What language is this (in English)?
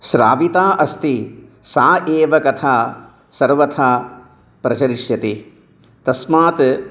Sanskrit